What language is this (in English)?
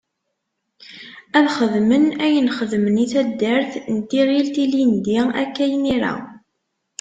Kabyle